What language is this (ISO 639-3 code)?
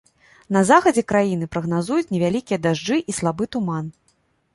bel